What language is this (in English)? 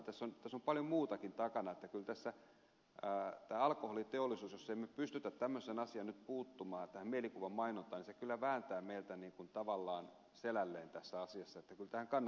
Finnish